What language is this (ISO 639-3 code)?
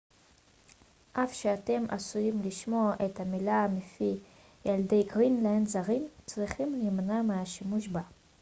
heb